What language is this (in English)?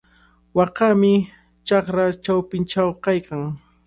Cajatambo North Lima Quechua